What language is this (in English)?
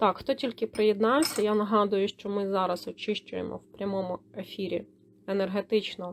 Ukrainian